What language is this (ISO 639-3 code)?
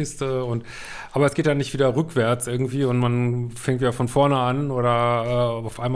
deu